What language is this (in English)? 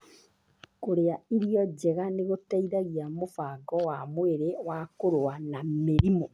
Kikuyu